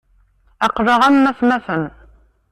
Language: Kabyle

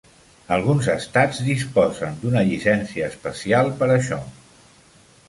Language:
Catalan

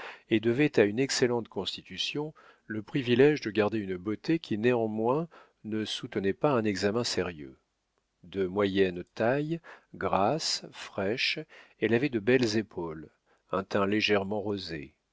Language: French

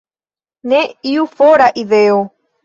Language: Esperanto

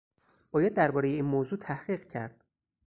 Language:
Persian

